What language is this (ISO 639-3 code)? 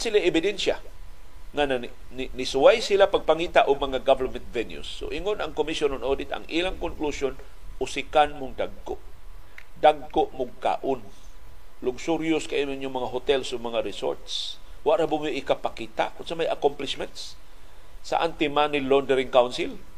fil